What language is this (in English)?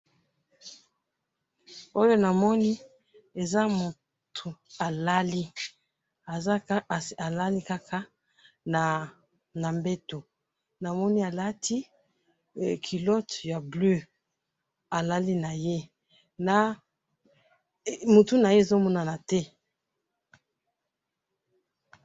Lingala